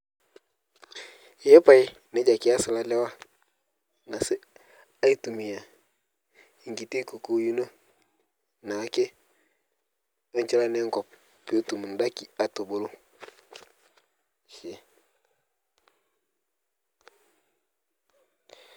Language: Masai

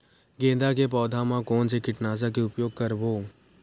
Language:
Chhattisgarhi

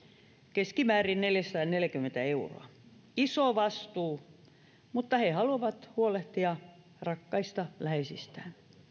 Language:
Finnish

